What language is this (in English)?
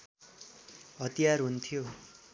Nepali